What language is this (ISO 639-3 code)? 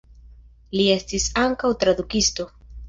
epo